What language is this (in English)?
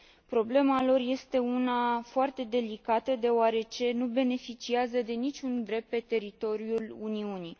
Romanian